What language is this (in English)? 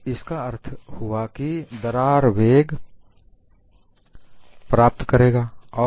Hindi